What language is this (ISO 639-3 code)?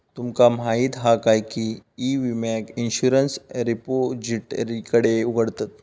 mar